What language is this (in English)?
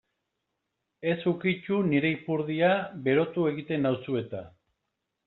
Basque